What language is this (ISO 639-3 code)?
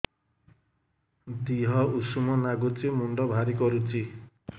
ori